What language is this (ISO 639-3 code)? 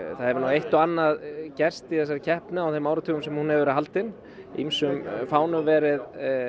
isl